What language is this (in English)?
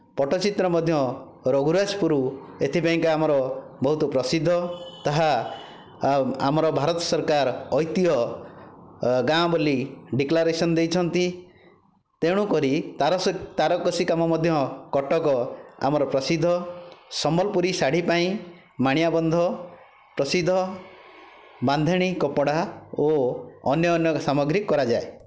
Odia